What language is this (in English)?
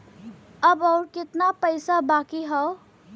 Bhojpuri